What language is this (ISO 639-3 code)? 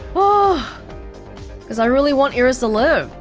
eng